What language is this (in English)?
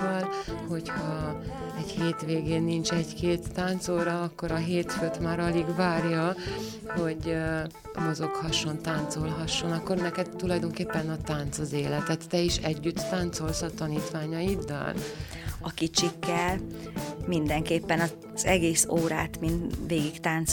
Hungarian